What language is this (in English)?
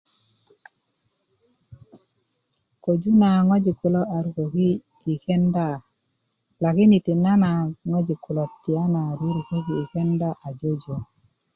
Kuku